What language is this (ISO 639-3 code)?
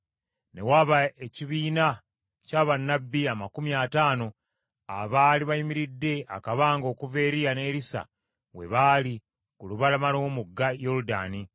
lug